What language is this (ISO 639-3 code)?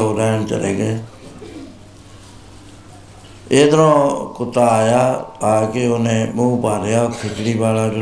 pan